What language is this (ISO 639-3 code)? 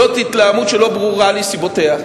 heb